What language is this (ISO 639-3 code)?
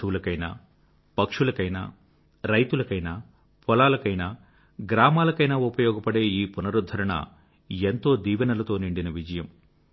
tel